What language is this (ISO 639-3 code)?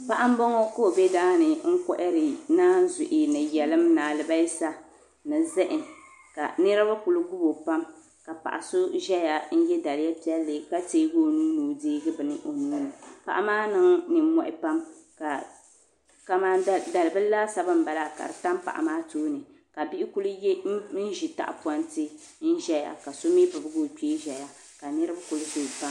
dag